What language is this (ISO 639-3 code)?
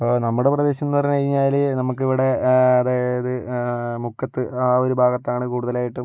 mal